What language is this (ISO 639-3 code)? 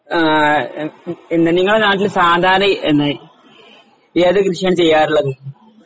mal